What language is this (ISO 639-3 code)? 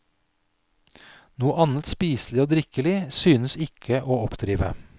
nor